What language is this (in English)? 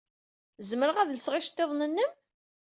Kabyle